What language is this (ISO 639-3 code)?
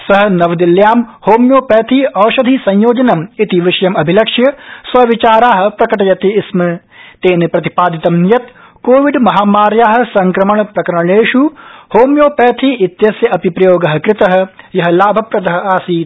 san